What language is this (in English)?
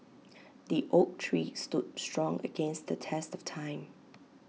English